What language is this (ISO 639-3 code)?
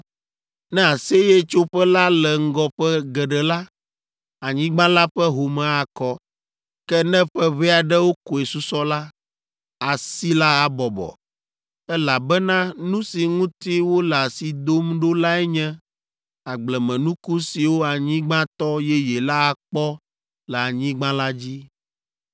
ewe